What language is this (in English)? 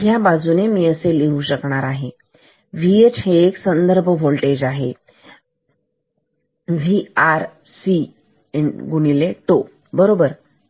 Marathi